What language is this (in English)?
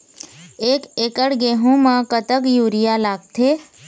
Chhattisgarhi